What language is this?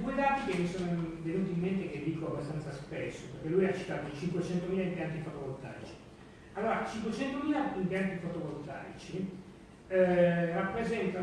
Italian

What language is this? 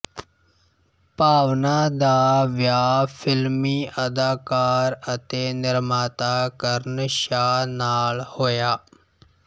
Punjabi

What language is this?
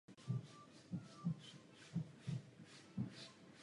Czech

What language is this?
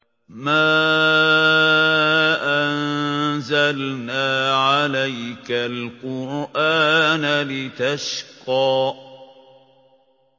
Arabic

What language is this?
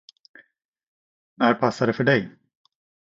Swedish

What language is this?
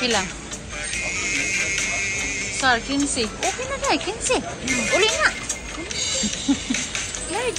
Filipino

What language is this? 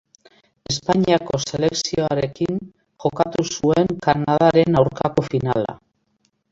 Basque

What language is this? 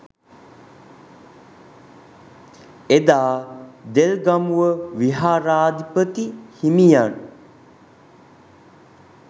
Sinhala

